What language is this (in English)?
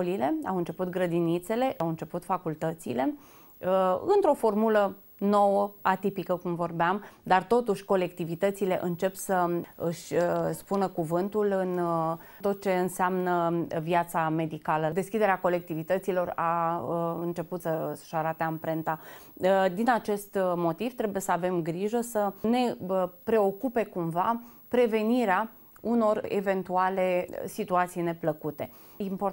Romanian